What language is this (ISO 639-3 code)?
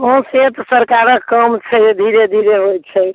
mai